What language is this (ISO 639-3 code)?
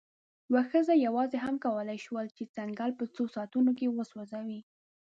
pus